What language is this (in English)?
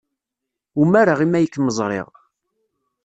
Kabyle